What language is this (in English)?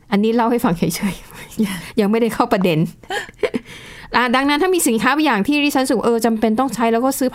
Thai